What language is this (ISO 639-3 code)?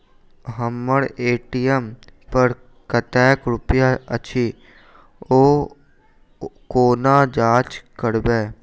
mai